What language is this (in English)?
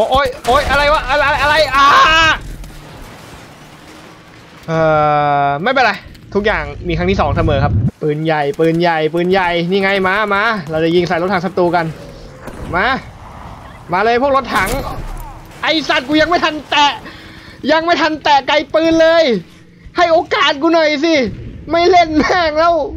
Thai